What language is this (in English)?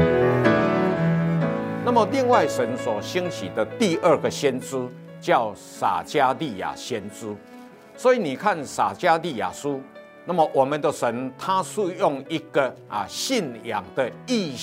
Chinese